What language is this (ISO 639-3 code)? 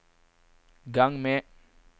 nor